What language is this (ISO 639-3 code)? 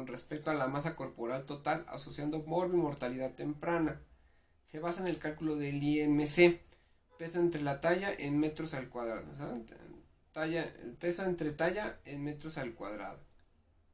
spa